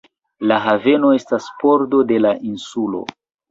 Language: Esperanto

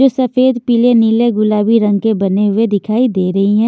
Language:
Hindi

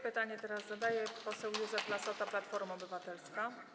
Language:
Polish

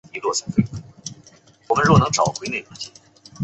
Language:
Chinese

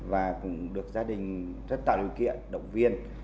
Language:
Vietnamese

